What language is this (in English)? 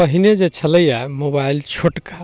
Maithili